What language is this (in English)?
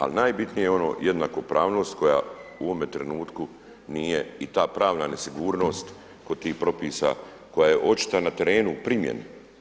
Croatian